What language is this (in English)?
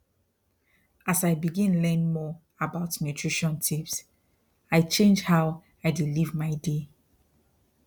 Nigerian Pidgin